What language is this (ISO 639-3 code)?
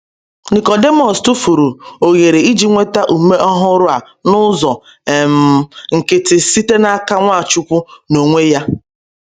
ibo